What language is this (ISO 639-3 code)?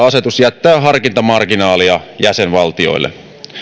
fin